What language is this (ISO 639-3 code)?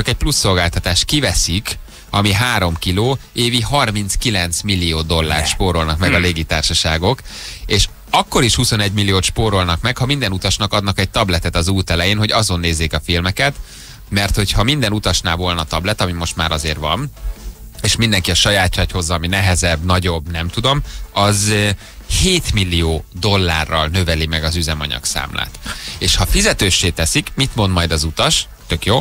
hun